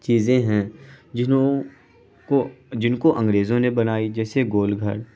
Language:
Urdu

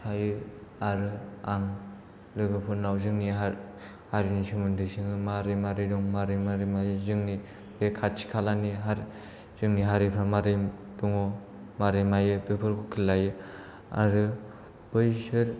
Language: Bodo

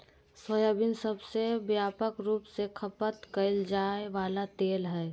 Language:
Magahi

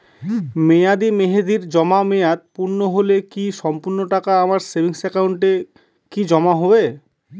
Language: Bangla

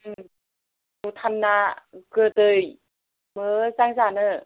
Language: Bodo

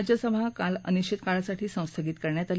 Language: Marathi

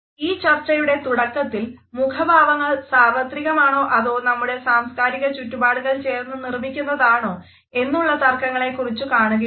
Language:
Malayalam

